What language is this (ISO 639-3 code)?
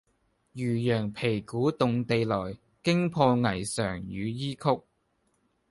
yue